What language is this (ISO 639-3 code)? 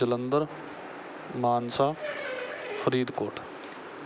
pan